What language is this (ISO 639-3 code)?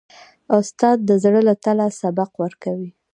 pus